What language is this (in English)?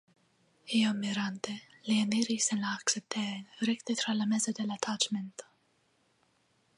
Esperanto